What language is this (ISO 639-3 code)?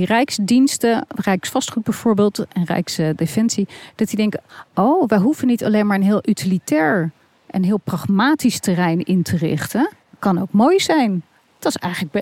nld